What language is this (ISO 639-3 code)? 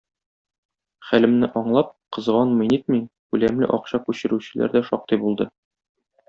tat